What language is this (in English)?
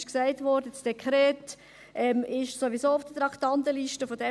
Swiss German